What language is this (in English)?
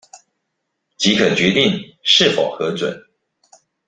Chinese